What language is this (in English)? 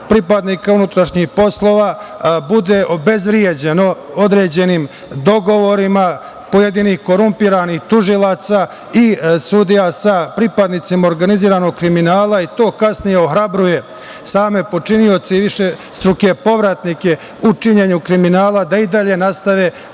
Serbian